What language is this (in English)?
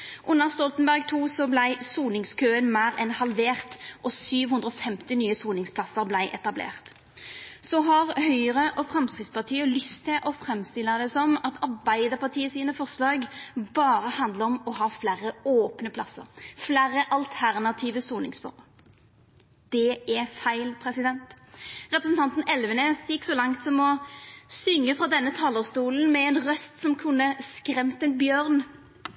Norwegian Nynorsk